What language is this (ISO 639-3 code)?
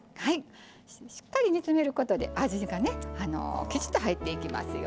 jpn